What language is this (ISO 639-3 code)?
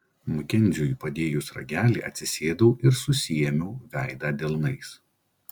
lit